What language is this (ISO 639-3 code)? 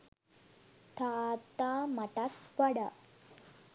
sin